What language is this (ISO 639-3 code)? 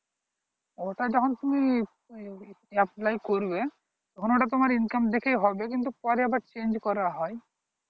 ben